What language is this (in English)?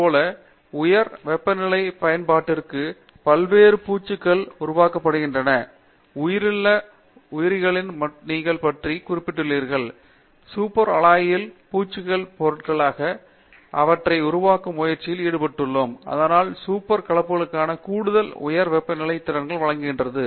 Tamil